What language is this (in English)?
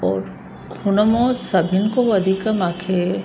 Sindhi